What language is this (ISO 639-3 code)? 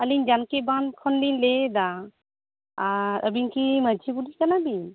sat